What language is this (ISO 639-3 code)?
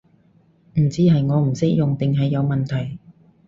yue